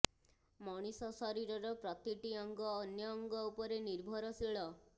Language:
Odia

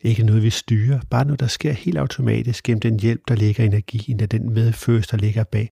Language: Danish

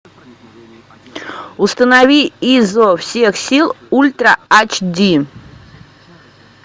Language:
Russian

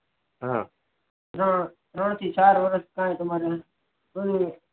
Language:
Gujarati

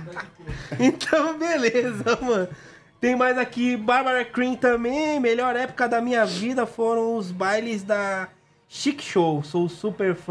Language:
Portuguese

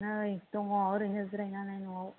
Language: Bodo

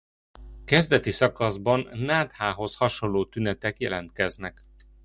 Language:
Hungarian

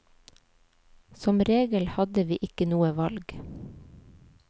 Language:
Norwegian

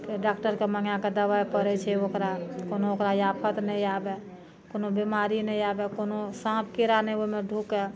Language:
Maithili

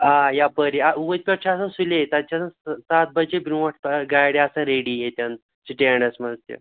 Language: Kashmiri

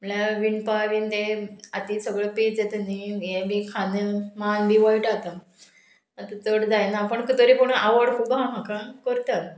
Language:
Konkani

